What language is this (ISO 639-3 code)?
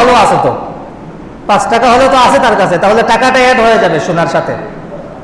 ind